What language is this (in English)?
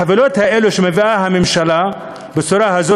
Hebrew